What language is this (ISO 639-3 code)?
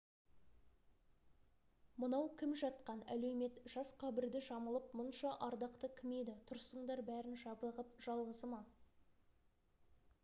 kaz